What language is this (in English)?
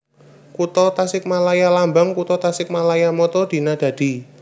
Javanese